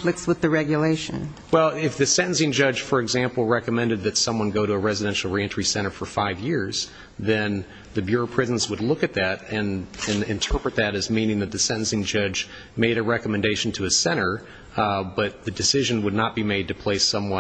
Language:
English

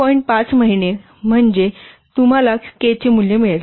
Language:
Marathi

